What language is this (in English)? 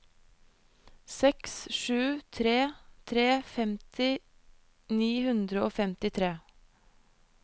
Norwegian